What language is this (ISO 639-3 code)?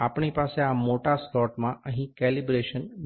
guj